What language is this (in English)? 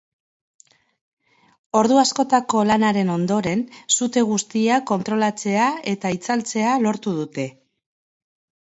Basque